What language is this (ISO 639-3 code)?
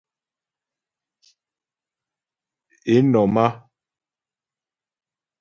bbj